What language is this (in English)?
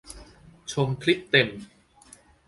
Thai